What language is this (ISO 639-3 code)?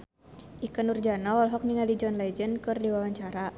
sun